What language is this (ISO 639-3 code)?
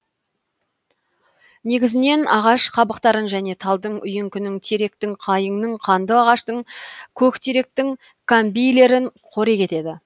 kaz